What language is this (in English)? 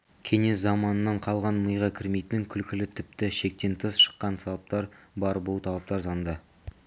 Kazakh